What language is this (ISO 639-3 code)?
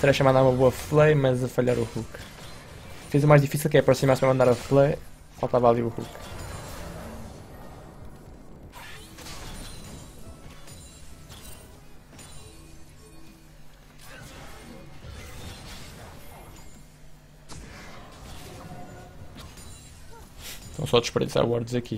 por